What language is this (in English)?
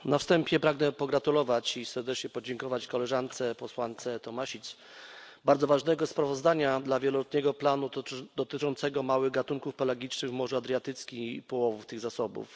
Polish